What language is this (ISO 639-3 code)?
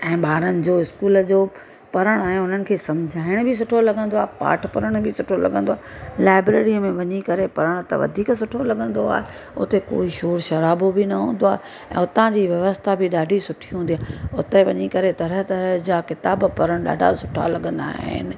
snd